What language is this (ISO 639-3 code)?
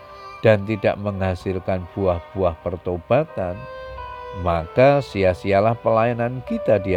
ind